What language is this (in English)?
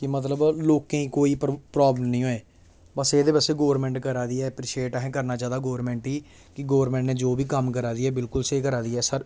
Dogri